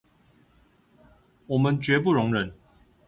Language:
Chinese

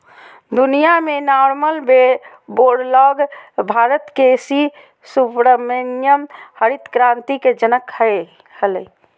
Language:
Magahi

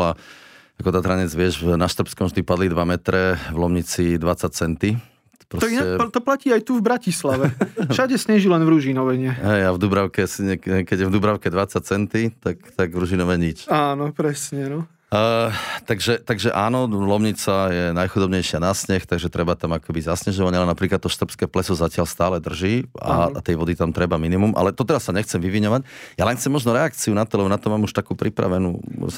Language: Slovak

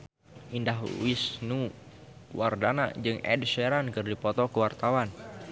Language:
Sundanese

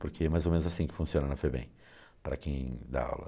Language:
Portuguese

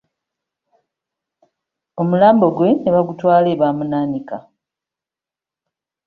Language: Ganda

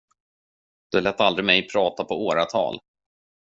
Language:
Swedish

